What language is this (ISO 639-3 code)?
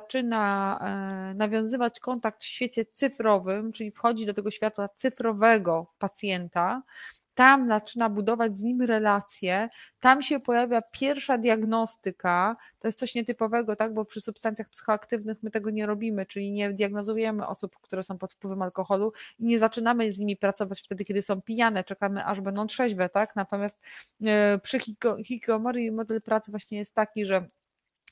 pol